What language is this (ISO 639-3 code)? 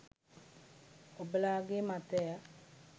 sin